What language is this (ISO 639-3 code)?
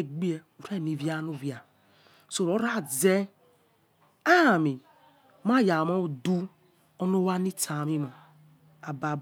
ets